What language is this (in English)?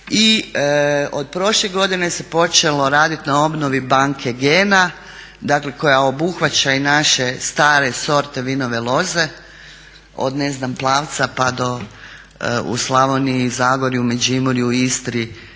Croatian